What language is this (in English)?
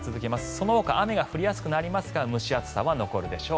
Japanese